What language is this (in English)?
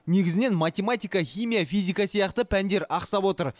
Kazakh